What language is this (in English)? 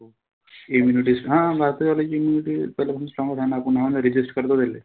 Marathi